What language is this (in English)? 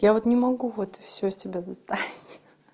Russian